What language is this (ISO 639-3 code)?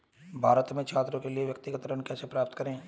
hin